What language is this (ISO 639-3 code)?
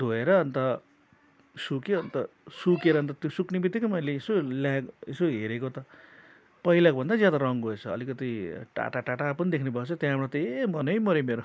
nep